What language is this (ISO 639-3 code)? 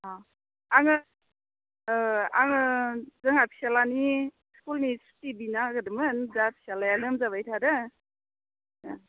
brx